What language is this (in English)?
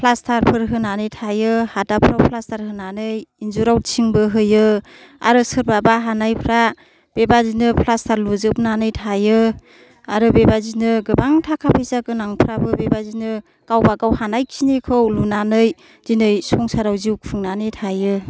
Bodo